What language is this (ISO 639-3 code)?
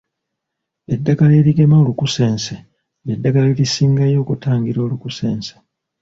lug